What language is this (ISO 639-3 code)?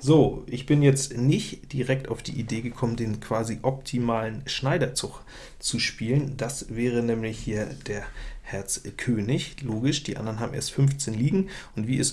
deu